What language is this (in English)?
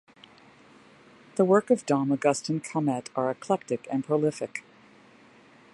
English